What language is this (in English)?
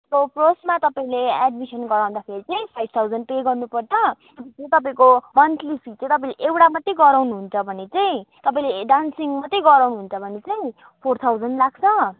Nepali